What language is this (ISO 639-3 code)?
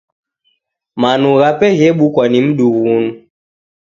dav